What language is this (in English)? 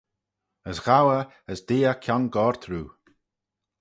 Manx